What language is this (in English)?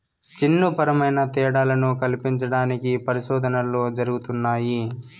Telugu